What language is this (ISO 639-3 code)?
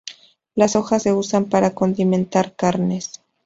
spa